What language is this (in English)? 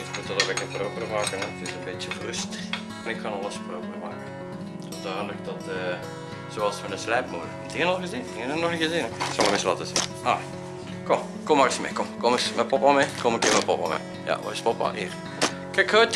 Dutch